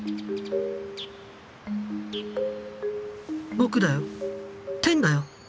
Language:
Japanese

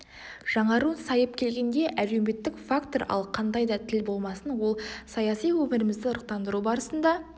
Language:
Kazakh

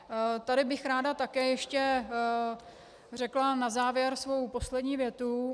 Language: Czech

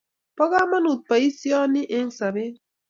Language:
Kalenjin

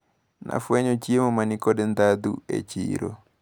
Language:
Luo (Kenya and Tanzania)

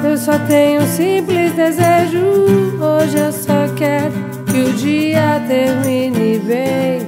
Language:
Dutch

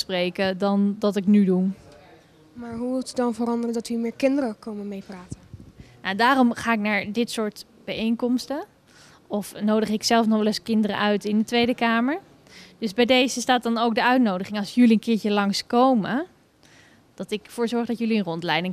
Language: Dutch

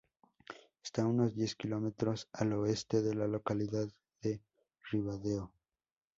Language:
Spanish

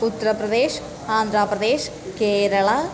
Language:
Sanskrit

